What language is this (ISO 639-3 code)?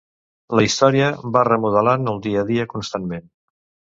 cat